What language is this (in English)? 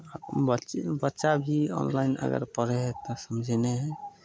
Maithili